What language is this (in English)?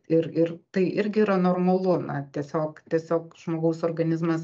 Lithuanian